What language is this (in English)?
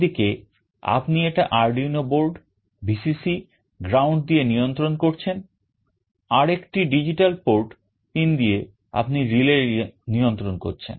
Bangla